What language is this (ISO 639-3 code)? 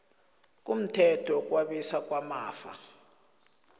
nbl